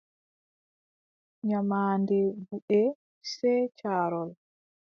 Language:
Adamawa Fulfulde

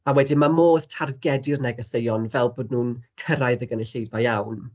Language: Welsh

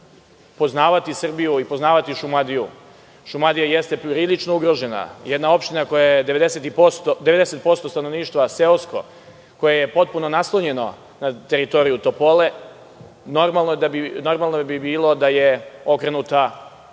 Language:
Serbian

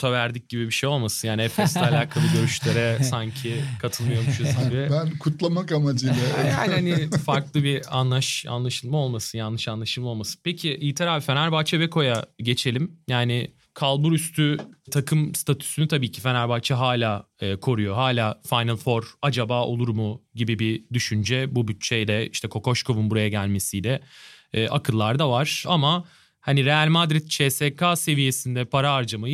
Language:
Turkish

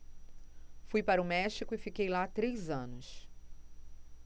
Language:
Portuguese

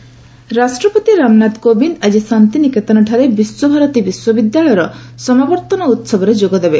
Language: Odia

